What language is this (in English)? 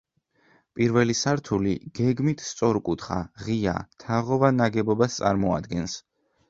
Georgian